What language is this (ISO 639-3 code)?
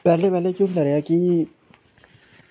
doi